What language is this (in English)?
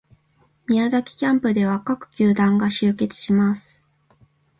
Japanese